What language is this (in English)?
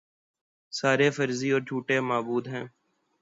Urdu